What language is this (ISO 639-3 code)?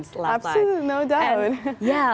ind